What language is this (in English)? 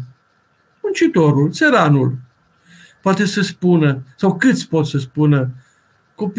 Romanian